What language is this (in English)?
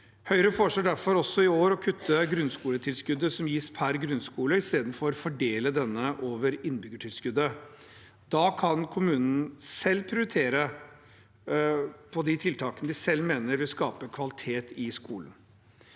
Norwegian